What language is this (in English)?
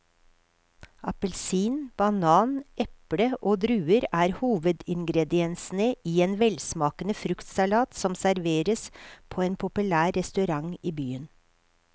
Norwegian